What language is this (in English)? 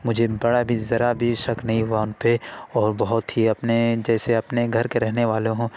Urdu